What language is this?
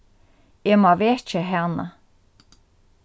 Faroese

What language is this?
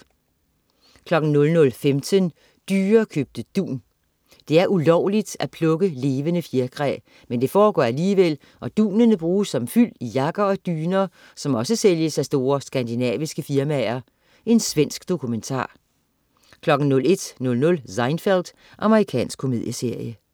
Danish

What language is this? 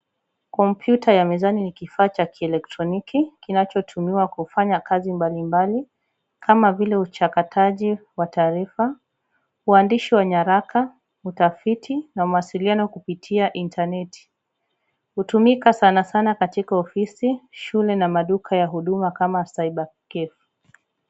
Swahili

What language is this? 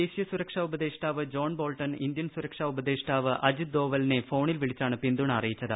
Malayalam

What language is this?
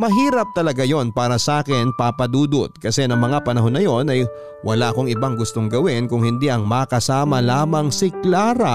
Filipino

